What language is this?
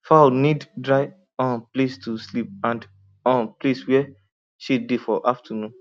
Nigerian Pidgin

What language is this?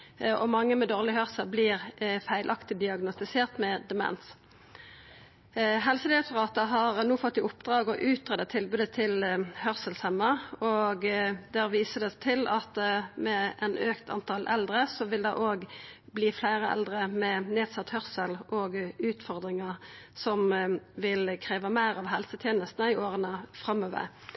Norwegian Nynorsk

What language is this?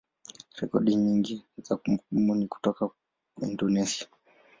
Swahili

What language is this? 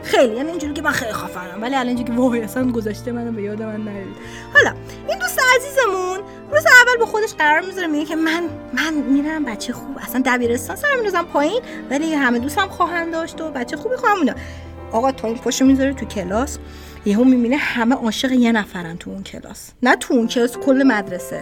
Persian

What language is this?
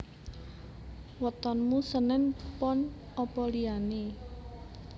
Javanese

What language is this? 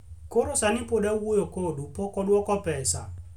Luo (Kenya and Tanzania)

